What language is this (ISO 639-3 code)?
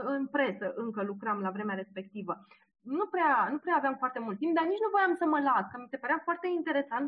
ron